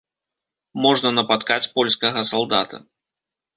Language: Belarusian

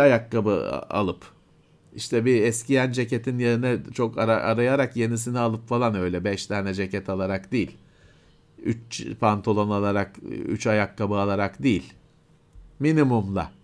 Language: Turkish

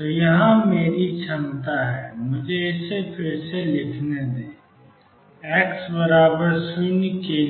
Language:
Hindi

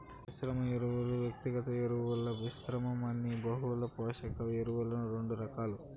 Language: Telugu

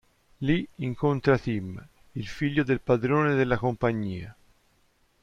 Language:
Italian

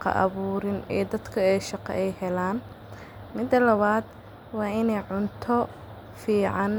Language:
Somali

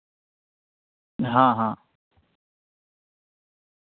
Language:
Urdu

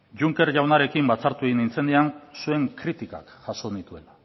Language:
Basque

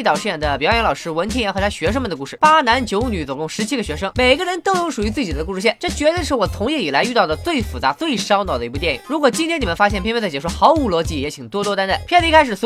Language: Chinese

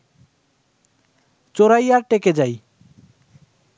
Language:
Bangla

